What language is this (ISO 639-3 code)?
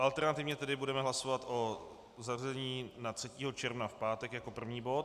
ces